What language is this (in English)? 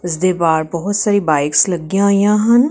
Punjabi